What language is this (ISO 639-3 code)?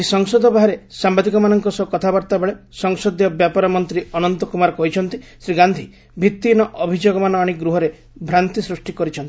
ori